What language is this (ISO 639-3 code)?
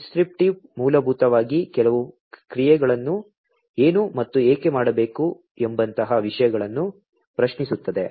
kan